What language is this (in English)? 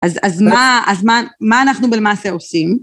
Hebrew